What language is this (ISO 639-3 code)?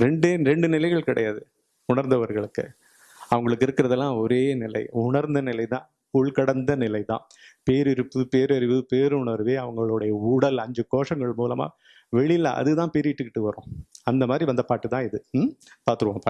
tam